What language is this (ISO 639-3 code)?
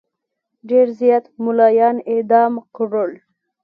pus